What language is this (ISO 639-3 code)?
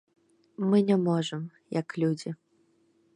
bel